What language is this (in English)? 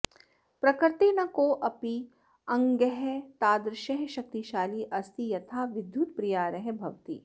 Sanskrit